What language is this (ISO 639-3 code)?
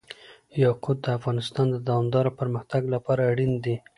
pus